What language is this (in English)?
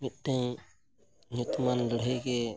Santali